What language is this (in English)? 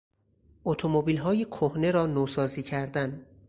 Persian